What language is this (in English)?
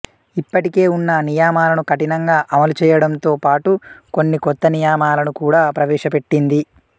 Telugu